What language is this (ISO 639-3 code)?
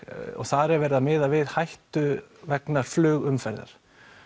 isl